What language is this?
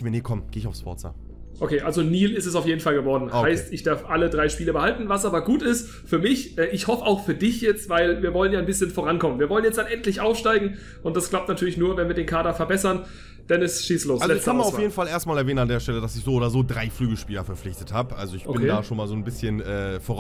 German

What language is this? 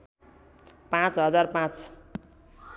Nepali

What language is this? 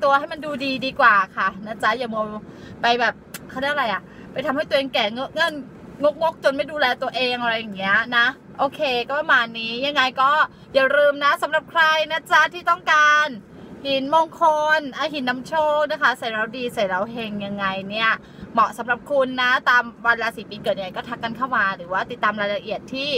Thai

